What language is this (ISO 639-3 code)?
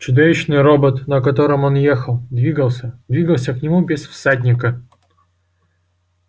rus